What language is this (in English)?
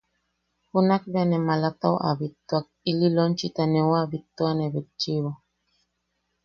Yaqui